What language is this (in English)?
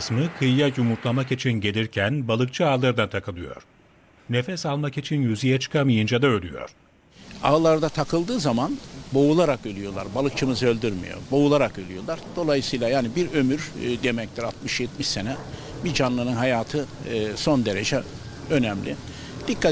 Turkish